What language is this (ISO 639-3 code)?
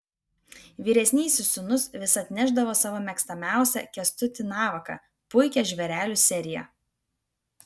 lit